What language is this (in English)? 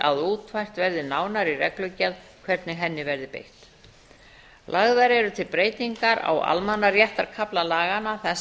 Icelandic